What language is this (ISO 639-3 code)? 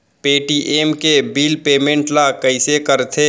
hne